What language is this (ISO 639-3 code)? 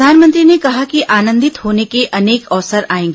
hin